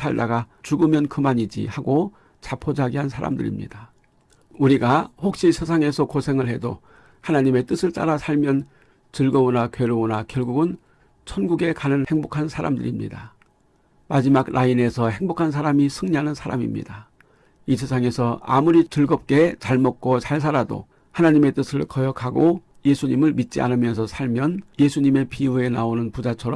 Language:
Korean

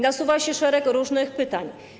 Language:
Polish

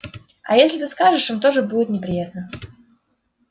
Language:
Russian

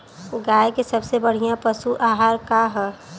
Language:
Bhojpuri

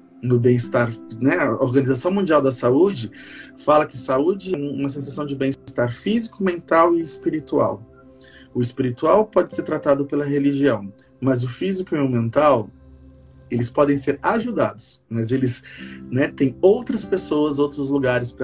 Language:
Portuguese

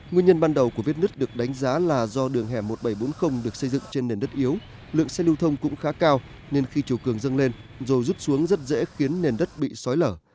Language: Vietnamese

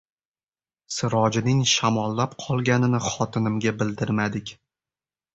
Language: Uzbek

